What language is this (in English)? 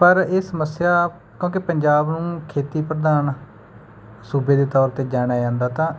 Punjabi